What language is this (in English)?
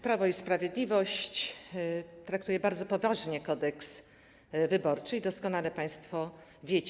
Polish